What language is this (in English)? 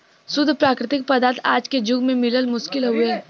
Bhojpuri